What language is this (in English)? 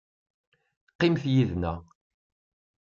Kabyle